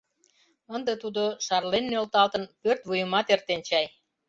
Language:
Mari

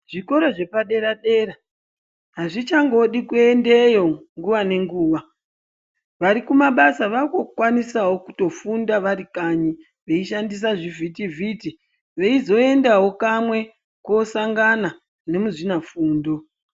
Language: Ndau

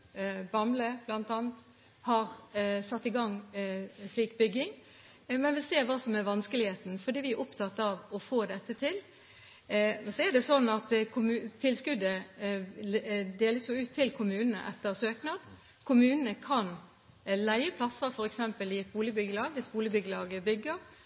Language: Norwegian Bokmål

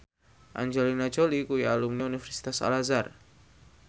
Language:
Javanese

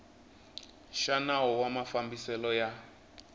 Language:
Tsonga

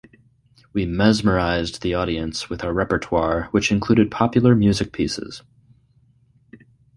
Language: English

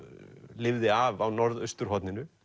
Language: Icelandic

